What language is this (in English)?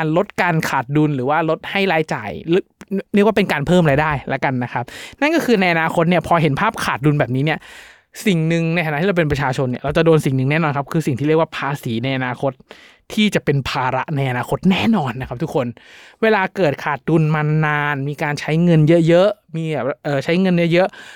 Thai